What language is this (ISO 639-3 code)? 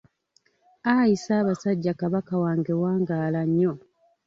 lug